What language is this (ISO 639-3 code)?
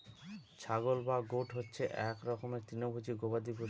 ben